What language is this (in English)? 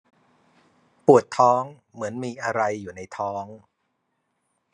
Thai